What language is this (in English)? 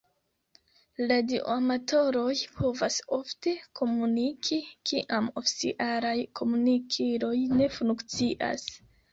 Esperanto